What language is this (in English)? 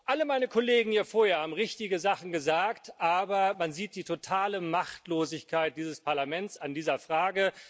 German